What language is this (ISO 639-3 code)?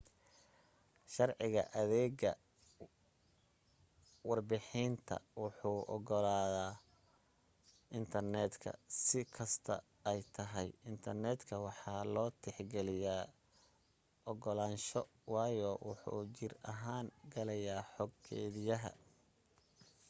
som